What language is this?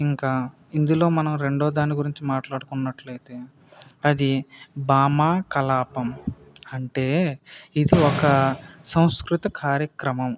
Telugu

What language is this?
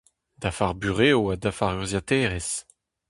Breton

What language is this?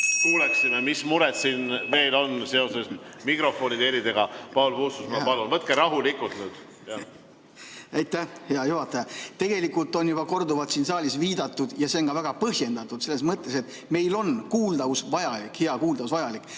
Estonian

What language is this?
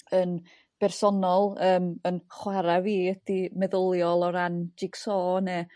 Welsh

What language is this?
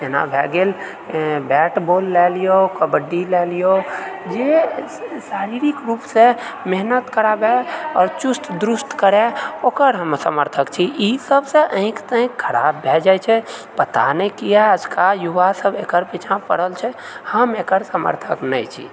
Maithili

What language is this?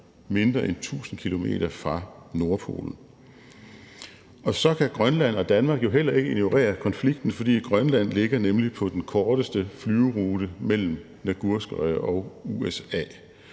Danish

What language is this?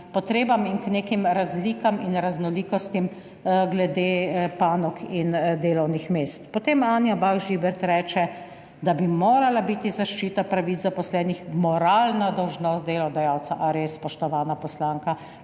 Slovenian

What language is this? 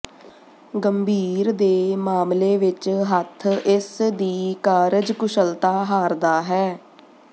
Punjabi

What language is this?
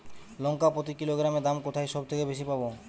Bangla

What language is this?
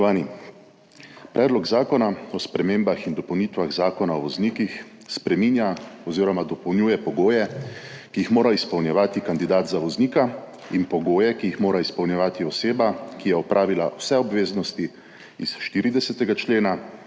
Slovenian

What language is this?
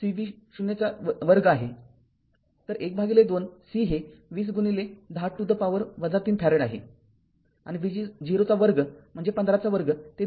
Marathi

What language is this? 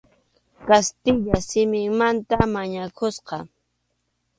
Arequipa-La Unión Quechua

